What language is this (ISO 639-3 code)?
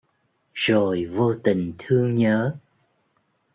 vie